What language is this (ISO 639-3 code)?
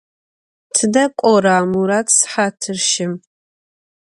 ady